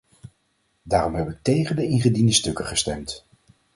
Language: Dutch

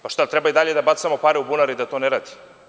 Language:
Serbian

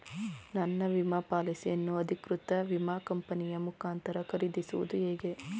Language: Kannada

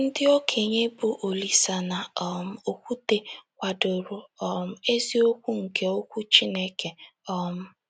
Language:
Igbo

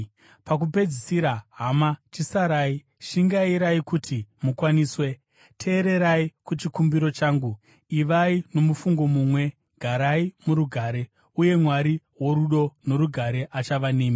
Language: Shona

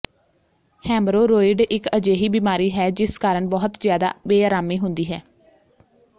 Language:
Punjabi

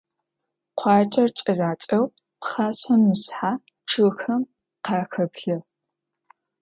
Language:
Adyghe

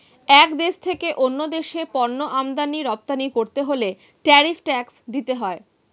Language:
Bangla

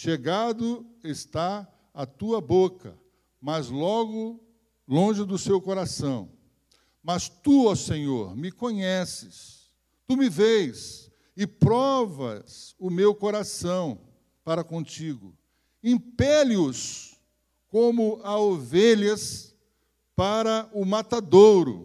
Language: Portuguese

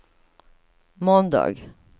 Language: Swedish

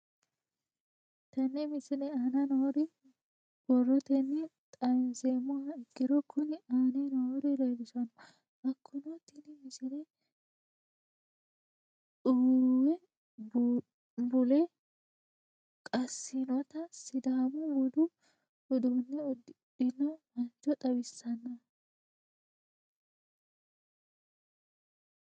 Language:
Sidamo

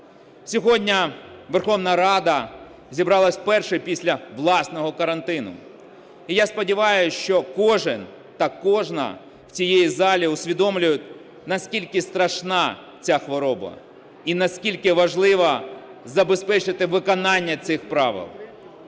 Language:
Ukrainian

